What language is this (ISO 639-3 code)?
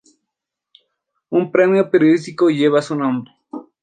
spa